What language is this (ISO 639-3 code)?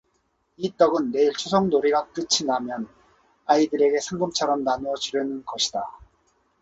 kor